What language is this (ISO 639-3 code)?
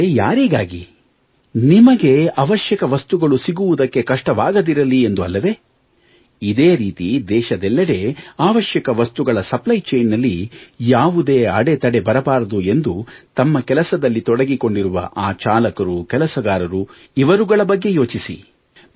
kan